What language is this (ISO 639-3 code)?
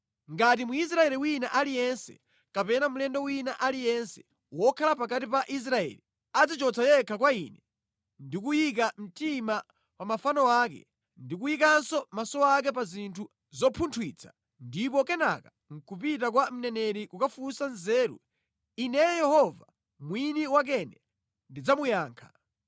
nya